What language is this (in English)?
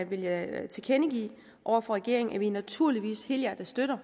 Danish